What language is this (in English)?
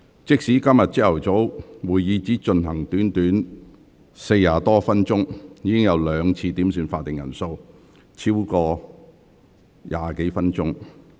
Cantonese